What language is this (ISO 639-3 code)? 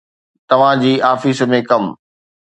snd